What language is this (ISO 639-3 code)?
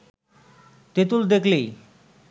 ben